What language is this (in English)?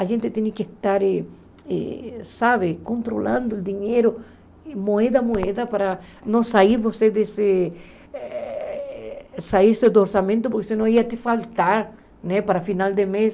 Portuguese